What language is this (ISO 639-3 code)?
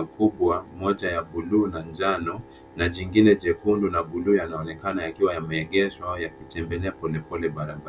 swa